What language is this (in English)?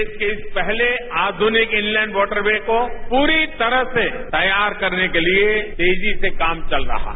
Hindi